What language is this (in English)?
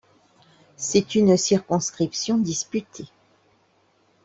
French